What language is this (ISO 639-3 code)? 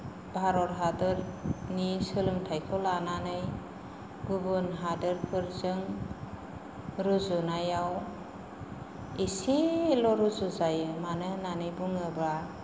brx